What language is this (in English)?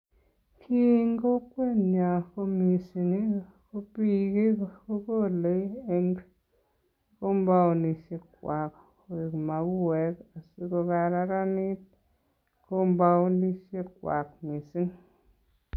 Kalenjin